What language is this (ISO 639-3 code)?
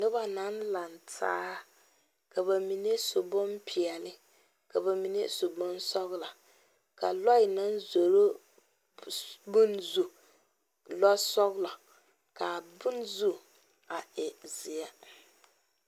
dga